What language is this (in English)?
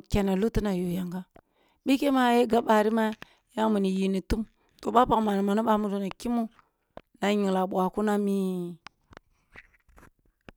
Kulung (Nigeria)